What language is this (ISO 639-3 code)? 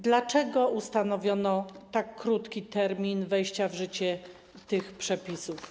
pol